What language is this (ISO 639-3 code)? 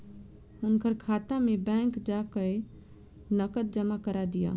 mai